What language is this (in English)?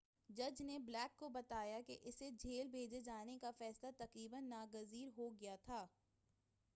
Urdu